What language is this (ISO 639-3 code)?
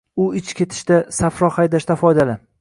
uzb